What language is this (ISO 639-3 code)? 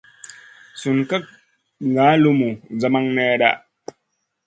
mcn